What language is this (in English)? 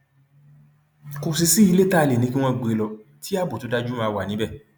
Yoruba